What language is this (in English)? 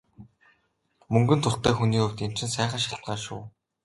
Mongolian